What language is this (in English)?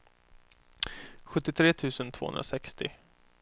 Swedish